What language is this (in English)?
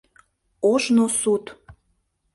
Mari